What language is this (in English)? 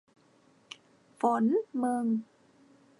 Thai